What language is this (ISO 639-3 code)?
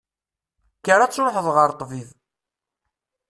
kab